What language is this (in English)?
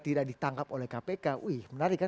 Indonesian